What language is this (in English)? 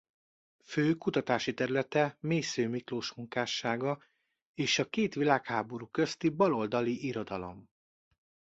Hungarian